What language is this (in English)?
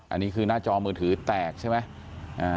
Thai